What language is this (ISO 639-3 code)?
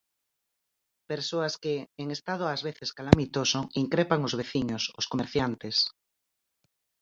glg